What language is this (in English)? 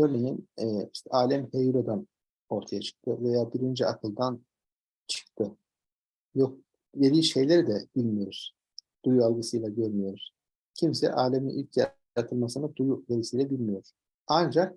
Turkish